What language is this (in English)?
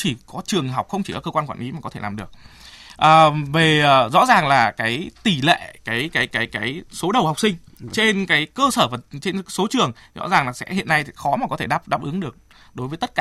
Vietnamese